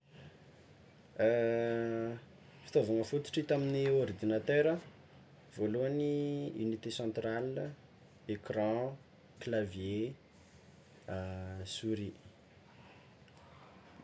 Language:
Tsimihety Malagasy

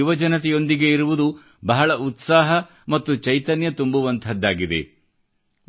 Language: Kannada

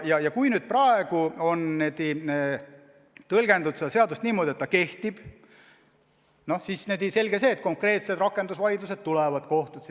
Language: Estonian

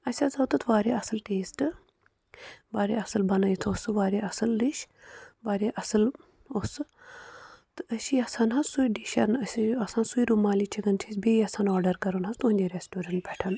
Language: Kashmiri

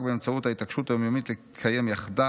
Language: Hebrew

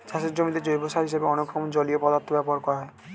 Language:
Bangla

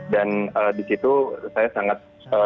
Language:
Indonesian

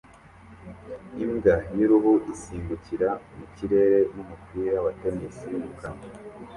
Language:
Kinyarwanda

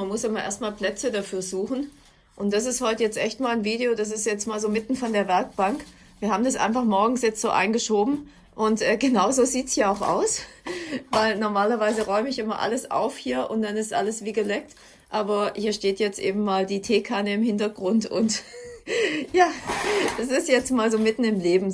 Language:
German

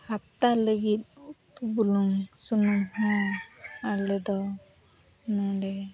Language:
Santali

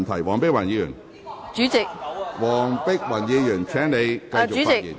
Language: Cantonese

